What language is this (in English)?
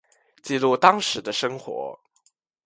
Chinese